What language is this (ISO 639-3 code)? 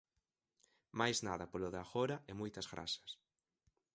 glg